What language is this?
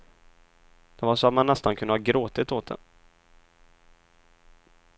Swedish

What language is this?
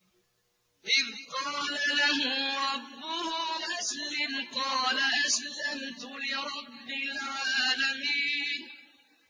Arabic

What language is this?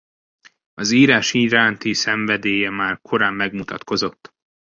Hungarian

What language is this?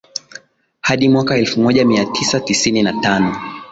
Swahili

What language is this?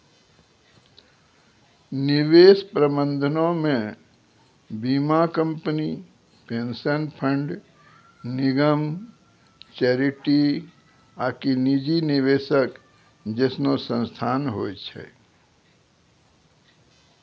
Maithili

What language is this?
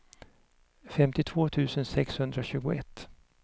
Swedish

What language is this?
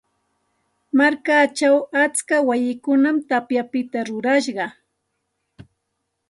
Santa Ana de Tusi Pasco Quechua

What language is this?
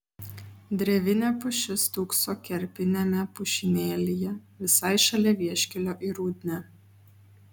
Lithuanian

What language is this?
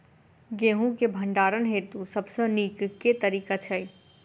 Maithili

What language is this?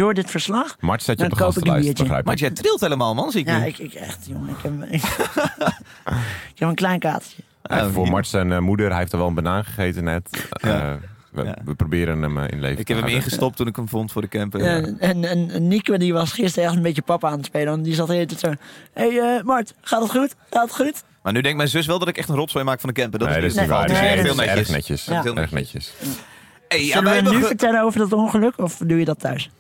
Dutch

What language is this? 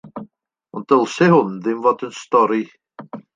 Welsh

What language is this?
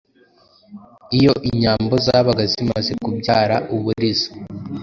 Kinyarwanda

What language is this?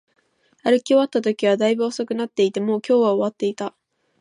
Japanese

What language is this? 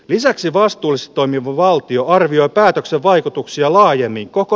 Finnish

